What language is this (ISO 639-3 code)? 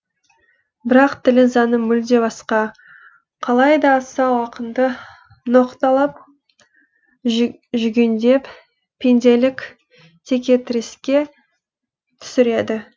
kaz